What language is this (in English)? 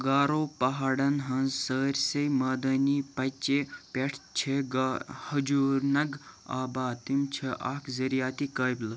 Kashmiri